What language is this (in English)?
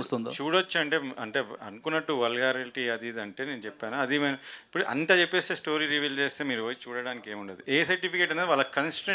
Telugu